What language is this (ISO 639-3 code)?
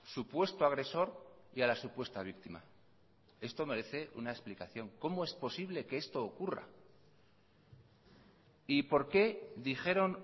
spa